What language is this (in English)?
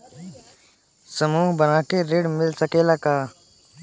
Bhojpuri